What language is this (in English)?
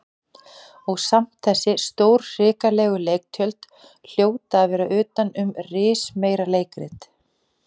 Icelandic